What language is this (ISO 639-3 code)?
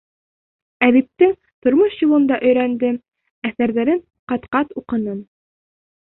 bak